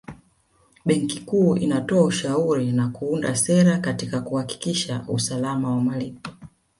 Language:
Swahili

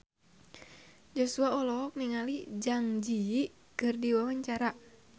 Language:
Sundanese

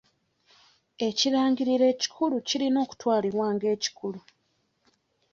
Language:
Ganda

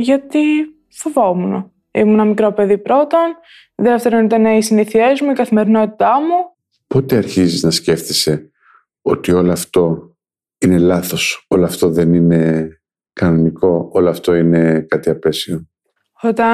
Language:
Greek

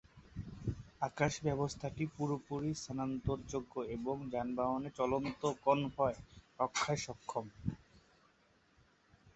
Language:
Bangla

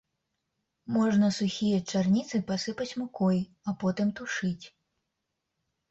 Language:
Belarusian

